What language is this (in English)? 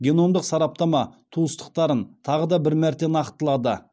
Kazakh